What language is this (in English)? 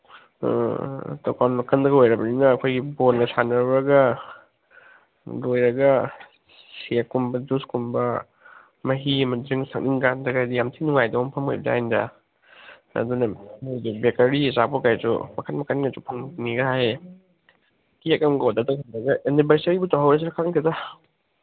Manipuri